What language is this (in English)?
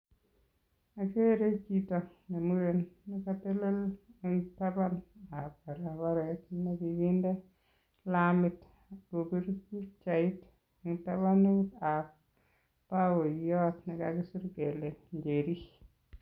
Kalenjin